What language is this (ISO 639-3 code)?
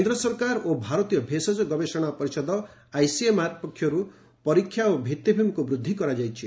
ori